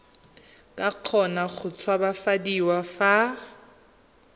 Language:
Tswana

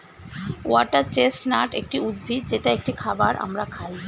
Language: Bangla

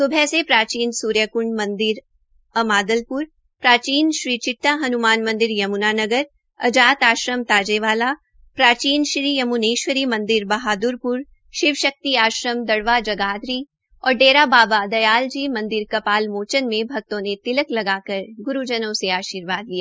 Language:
Hindi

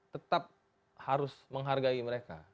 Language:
Indonesian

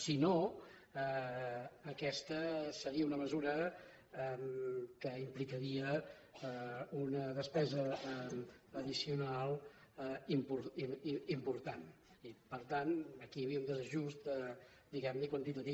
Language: Catalan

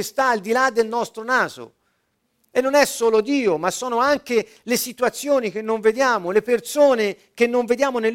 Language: Italian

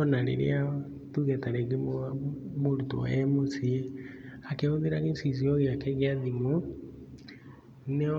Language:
Kikuyu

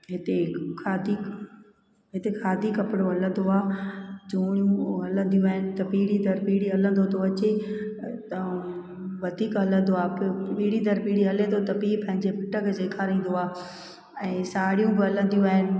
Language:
Sindhi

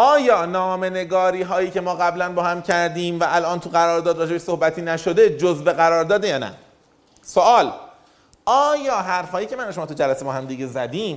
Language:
Persian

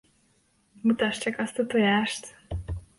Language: Hungarian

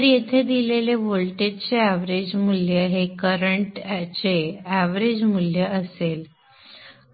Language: Marathi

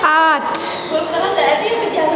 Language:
Maithili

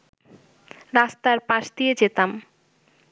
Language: Bangla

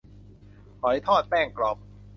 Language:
Thai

